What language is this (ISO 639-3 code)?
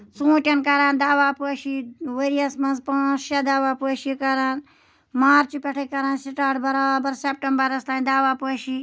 kas